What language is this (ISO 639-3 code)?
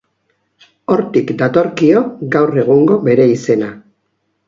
eus